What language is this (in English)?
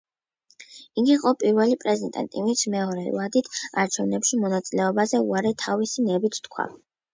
Georgian